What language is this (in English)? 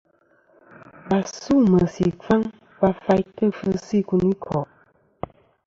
Kom